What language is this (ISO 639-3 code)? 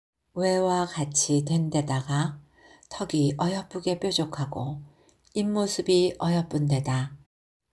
kor